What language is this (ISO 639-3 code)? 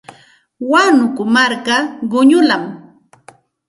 qxt